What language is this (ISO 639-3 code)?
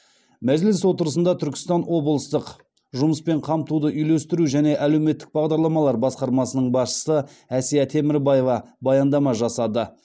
kaz